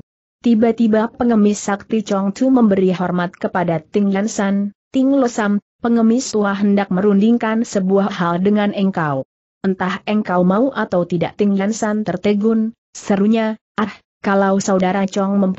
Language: Indonesian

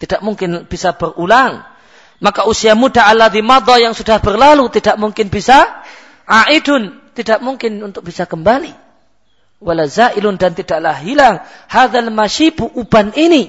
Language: Malay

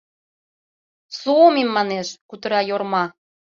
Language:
Mari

